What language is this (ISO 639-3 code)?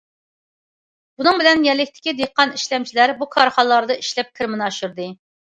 uig